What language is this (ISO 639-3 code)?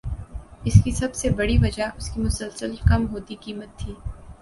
urd